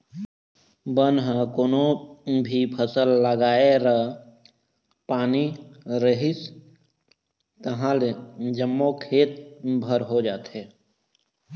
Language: Chhattisgarhi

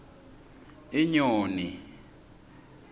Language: Swati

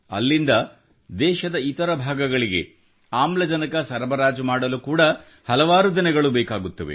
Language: Kannada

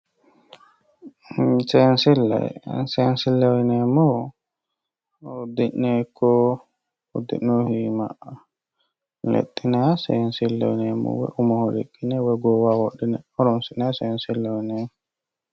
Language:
Sidamo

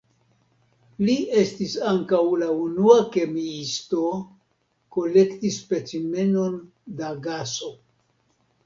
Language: Esperanto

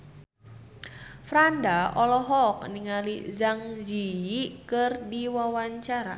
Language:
Sundanese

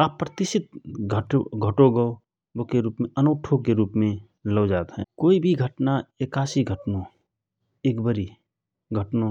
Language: Rana Tharu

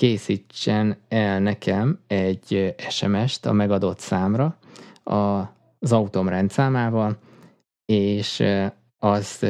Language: Hungarian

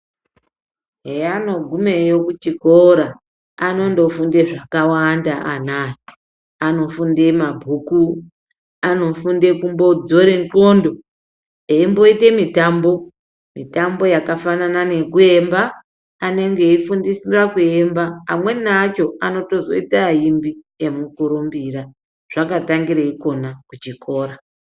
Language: Ndau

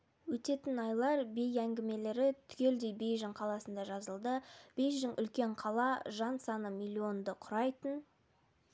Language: Kazakh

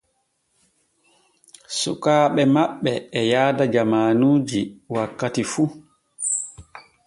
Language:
Borgu Fulfulde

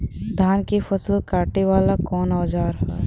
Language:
Bhojpuri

